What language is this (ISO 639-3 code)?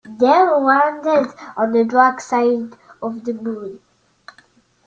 eng